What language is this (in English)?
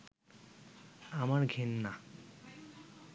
Bangla